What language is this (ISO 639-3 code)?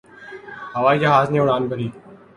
urd